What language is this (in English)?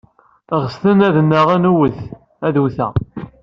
Kabyle